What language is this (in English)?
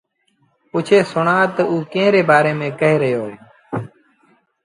Sindhi Bhil